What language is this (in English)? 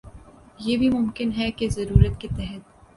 Urdu